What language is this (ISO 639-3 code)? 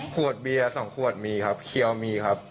tha